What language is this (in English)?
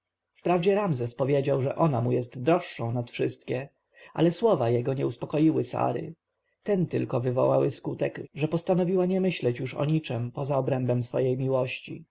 Polish